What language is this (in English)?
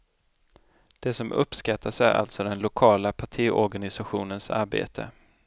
Swedish